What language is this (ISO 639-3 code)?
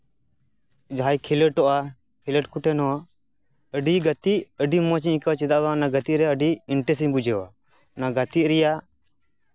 sat